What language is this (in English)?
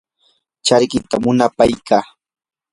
Yanahuanca Pasco Quechua